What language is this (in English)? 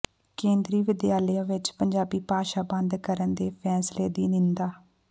Punjabi